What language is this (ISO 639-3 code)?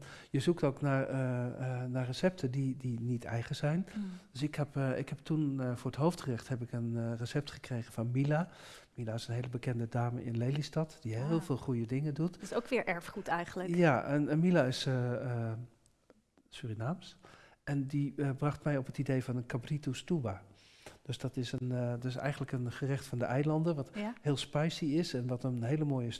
nld